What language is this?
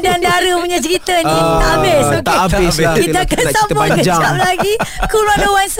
Malay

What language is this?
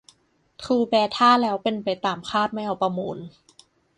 Thai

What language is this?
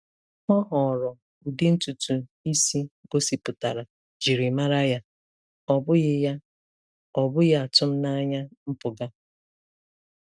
Igbo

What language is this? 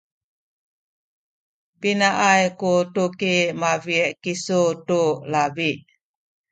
Sakizaya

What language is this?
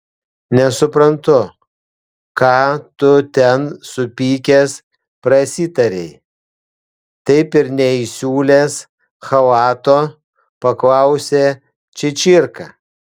Lithuanian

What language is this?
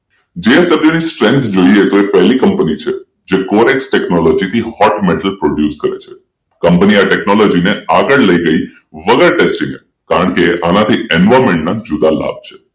Gujarati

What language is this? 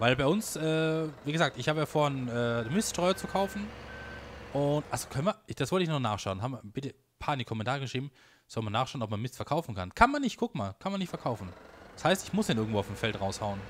German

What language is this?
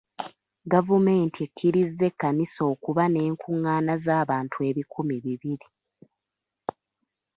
Ganda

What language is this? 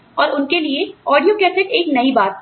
Hindi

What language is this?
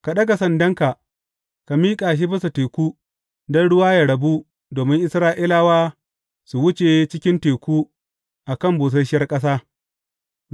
Hausa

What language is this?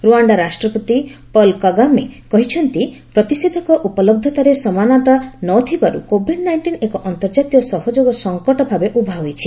Odia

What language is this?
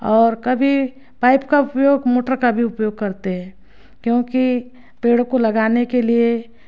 Hindi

